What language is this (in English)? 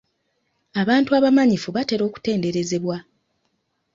Ganda